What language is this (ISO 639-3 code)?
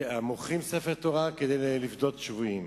heb